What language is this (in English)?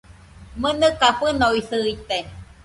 Nüpode Huitoto